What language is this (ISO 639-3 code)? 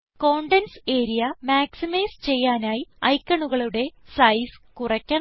mal